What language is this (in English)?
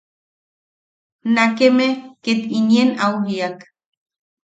Yaqui